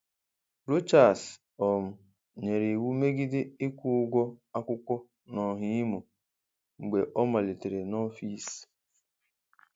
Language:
Igbo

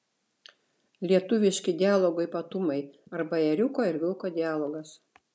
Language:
Lithuanian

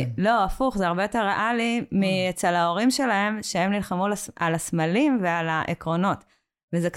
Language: Hebrew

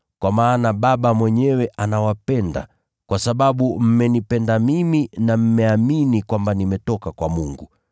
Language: Swahili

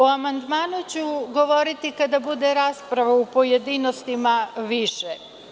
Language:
Serbian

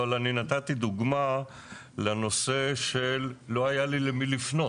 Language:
Hebrew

